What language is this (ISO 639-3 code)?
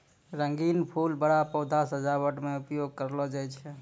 mai